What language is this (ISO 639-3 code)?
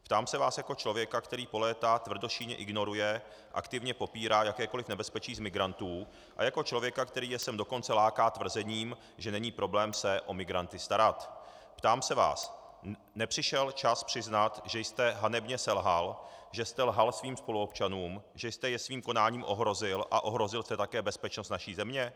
ces